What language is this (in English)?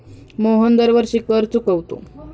Marathi